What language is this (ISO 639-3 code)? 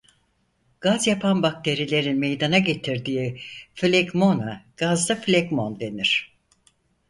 tur